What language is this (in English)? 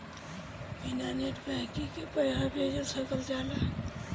Bhojpuri